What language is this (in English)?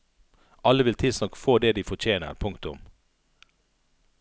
Norwegian